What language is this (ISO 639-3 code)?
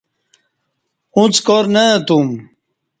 bsh